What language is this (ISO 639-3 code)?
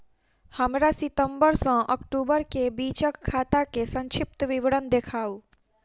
mai